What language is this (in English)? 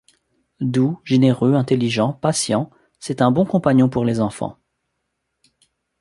French